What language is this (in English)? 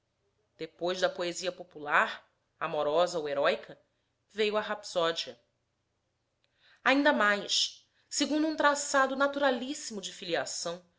Portuguese